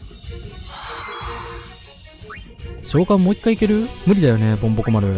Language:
Japanese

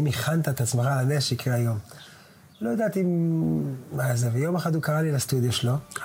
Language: Hebrew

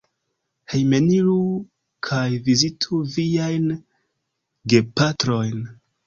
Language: Esperanto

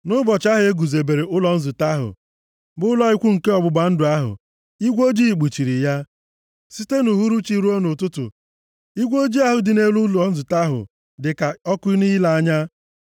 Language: Igbo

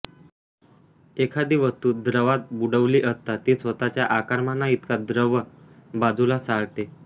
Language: Marathi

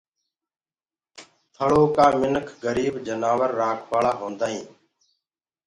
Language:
Gurgula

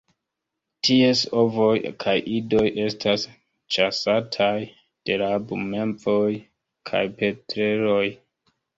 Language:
Esperanto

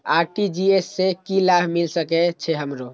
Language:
Maithili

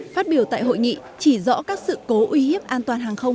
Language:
Vietnamese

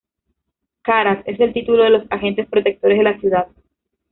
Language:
Spanish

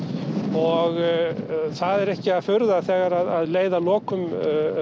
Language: Icelandic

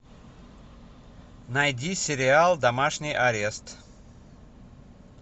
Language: Russian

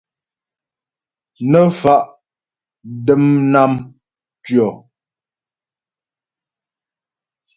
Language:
Ghomala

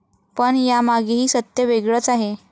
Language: Marathi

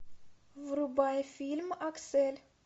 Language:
Russian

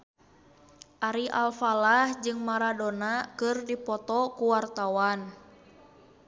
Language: Sundanese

